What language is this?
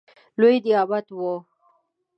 Pashto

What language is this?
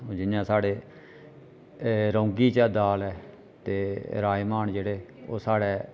Dogri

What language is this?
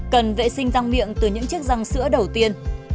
Vietnamese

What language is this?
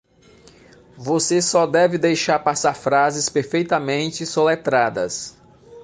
Portuguese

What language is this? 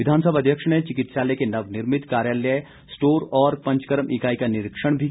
Hindi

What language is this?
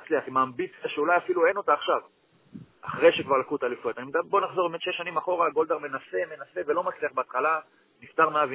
Hebrew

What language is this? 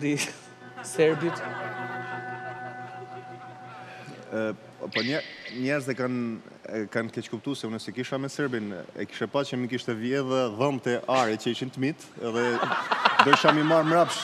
Romanian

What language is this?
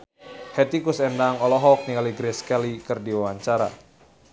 Sundanese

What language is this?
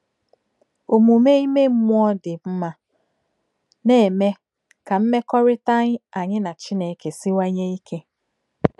Igbo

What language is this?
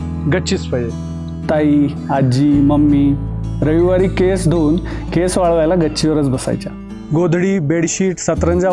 Marathi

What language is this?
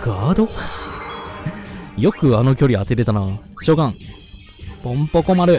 Japanese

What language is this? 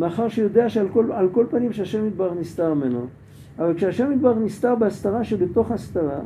Hebrew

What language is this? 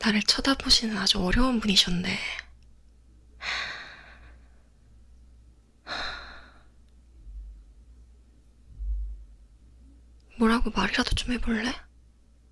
Korean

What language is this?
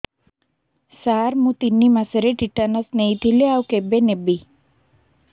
Odia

